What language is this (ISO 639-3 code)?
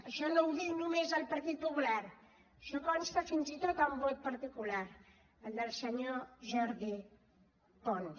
cat